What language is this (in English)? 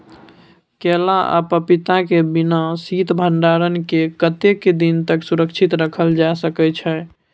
Maithili